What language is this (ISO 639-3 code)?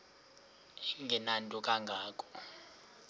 xho